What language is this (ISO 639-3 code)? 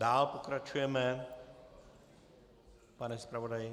ces